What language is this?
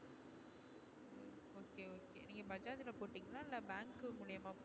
Tamil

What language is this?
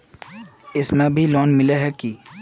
Magahi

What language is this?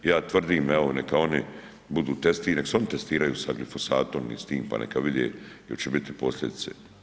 Croatian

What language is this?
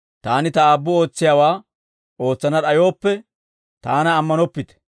Dawro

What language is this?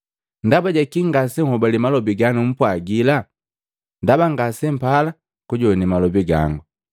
Matengo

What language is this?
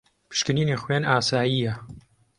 Central Kurdish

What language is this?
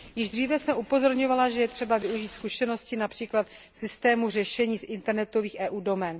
Czech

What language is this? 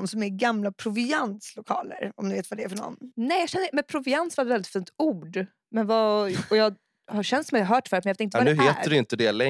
Swedish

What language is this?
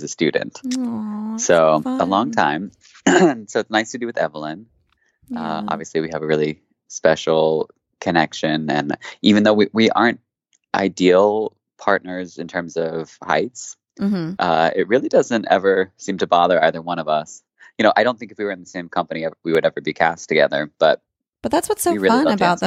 English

